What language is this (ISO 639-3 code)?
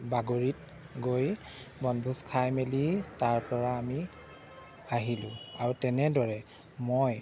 asm